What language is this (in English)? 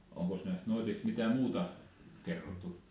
Finnish